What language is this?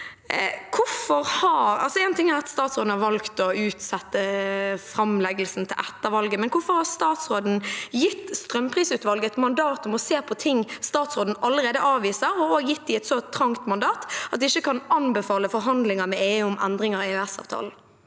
Norwegian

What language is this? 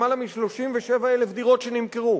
Hebrew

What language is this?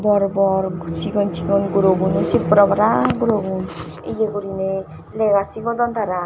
Chakma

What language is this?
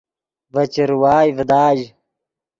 Yidgha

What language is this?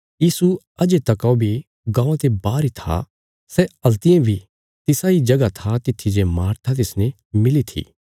Bilaspuri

